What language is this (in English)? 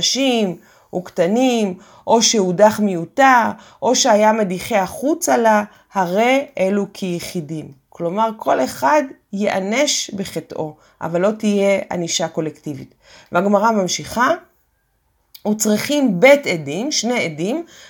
Hebrew